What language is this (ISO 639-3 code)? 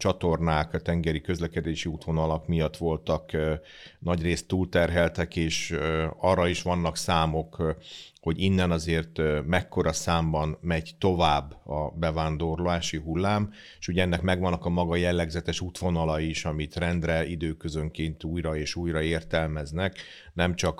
hun